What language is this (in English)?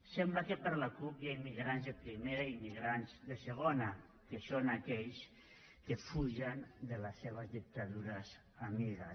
Catalan